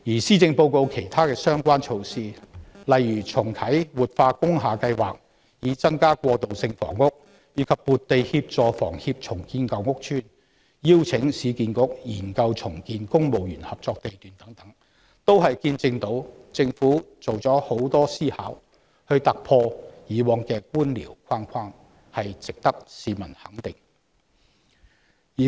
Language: Cantonese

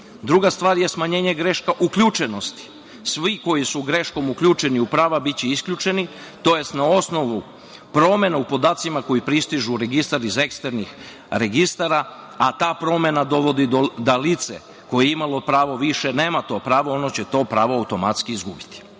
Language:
Serbian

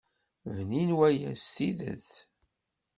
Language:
Kabyle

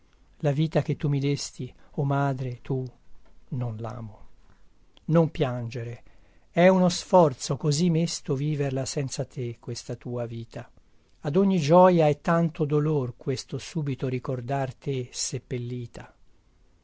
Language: Italian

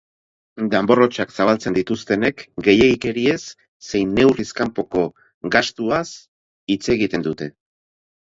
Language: Basque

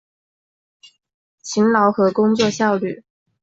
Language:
Chinese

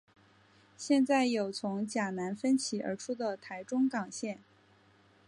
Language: Chinese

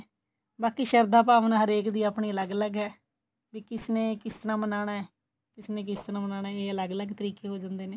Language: Punjabi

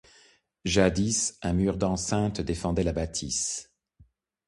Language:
French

